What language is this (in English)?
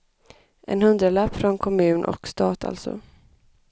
Swedish